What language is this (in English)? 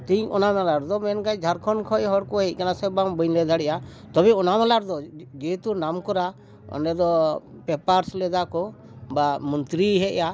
Santali